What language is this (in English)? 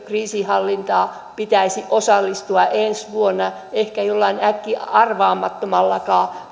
Finnish